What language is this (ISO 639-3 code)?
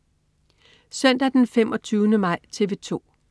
dan